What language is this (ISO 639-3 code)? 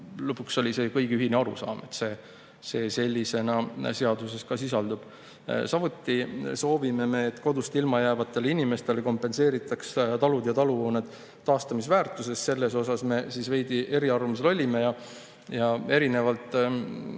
est